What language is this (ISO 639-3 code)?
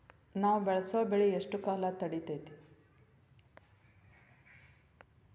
kan